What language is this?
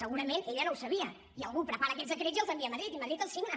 Catalan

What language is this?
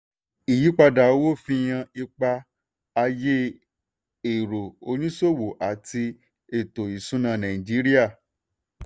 Yoruba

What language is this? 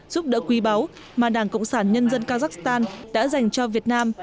Vietnamese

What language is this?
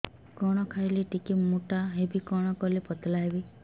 Odia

